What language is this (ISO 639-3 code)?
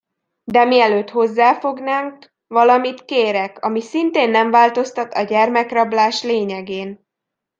hun